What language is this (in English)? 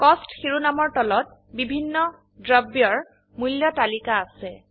Assamese